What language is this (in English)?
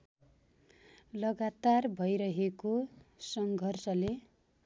Nepali